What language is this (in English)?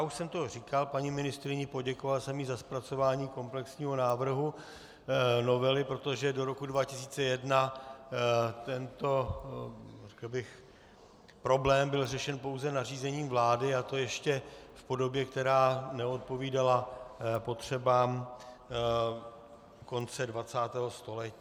Czech